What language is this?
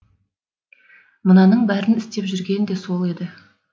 Kazakh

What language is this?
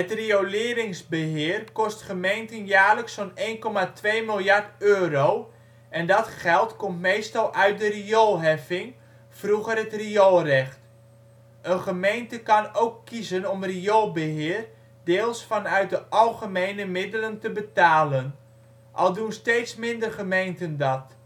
Dutch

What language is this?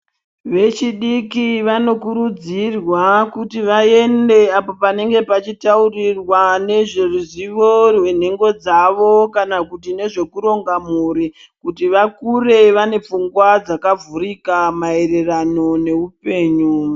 Ndau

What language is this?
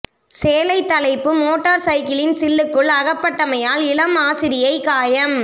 Tamil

